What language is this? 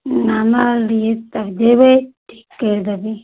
Maithili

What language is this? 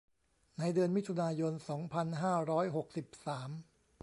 Thai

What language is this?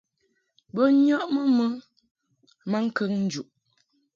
Mungaka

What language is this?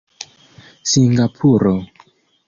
Esperanto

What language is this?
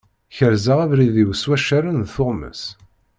Kabyle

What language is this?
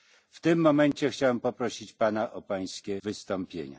Polish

